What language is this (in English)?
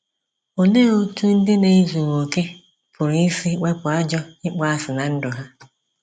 Igbo